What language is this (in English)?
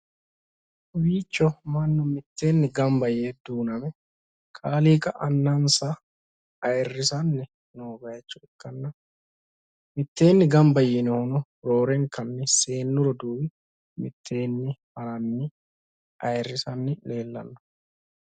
Sidamo